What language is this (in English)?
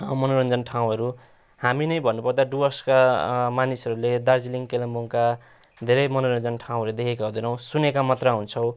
Nepali